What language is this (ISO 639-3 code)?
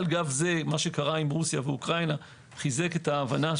heb